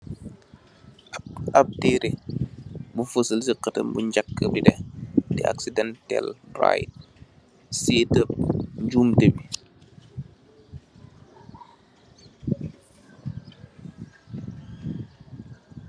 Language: Wolof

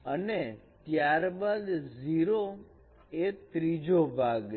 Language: Gujarati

